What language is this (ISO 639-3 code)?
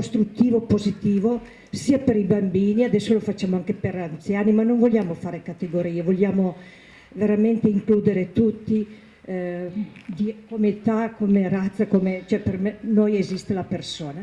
ita